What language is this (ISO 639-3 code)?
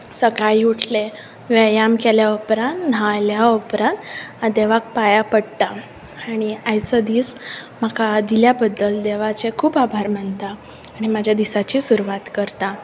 kok